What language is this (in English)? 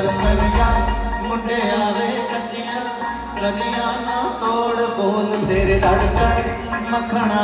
Punjabi